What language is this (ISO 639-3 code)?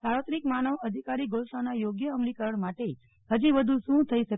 guj